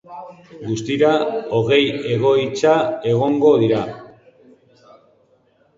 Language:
Basque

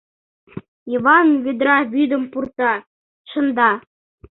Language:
Mari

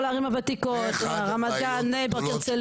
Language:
Hebrew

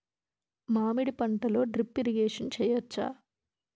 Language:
Telugu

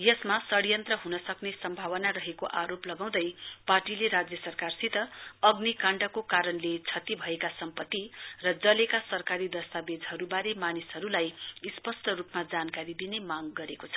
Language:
Nepali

